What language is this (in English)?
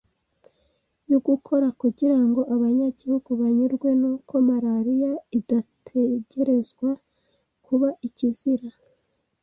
Kinyarwanda